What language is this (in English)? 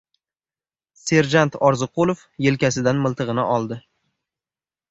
Uzbek